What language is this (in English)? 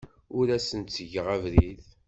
Kabyle